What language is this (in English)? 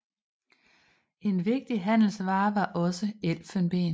Danish